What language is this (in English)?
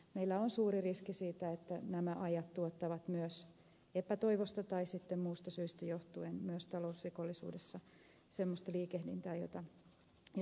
Finnish